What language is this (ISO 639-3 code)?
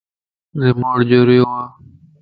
lss